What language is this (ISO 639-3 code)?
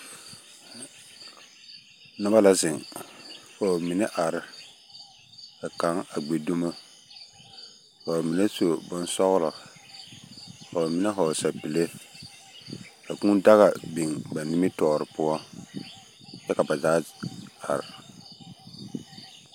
dga